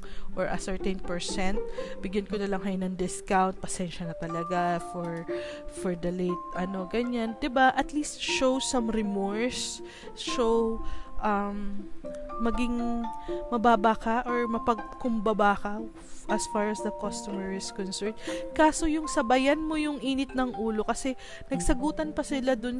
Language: Filipino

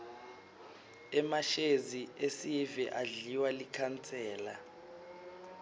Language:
Swati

